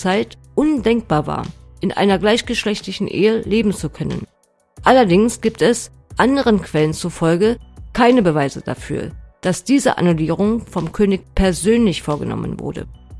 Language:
German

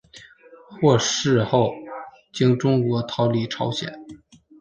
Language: Chinese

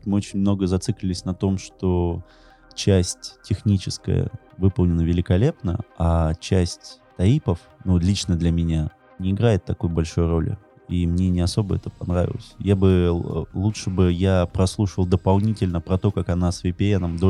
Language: Russian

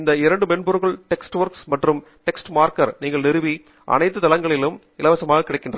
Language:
Tamil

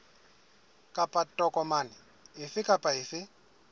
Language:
Southern Sotho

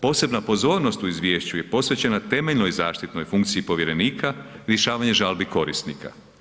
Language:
Croatian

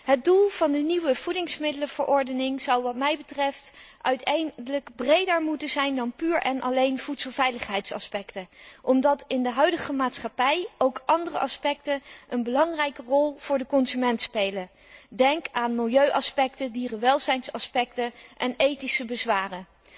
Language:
Dutch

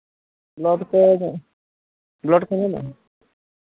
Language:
Santali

